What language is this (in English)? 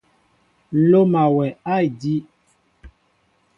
Mbo (Cameroon)